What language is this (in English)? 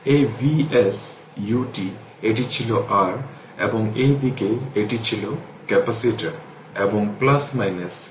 Bangla